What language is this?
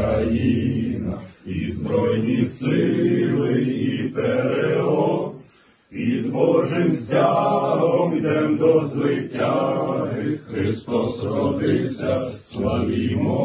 Romanian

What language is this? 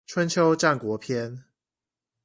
Chinese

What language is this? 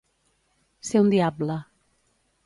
Catalan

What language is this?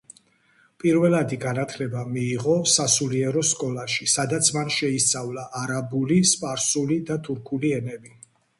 Georgian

